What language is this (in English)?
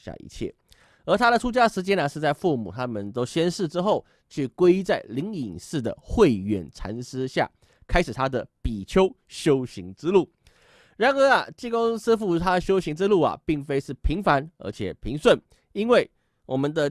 Chinese